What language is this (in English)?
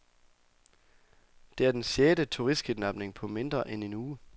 Danish